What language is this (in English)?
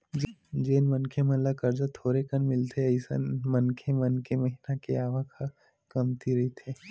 Chhattisgarhi